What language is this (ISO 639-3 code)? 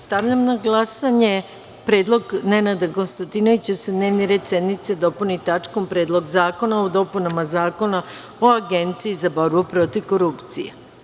srp